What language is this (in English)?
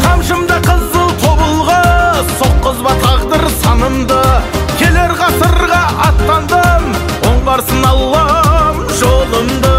Turkish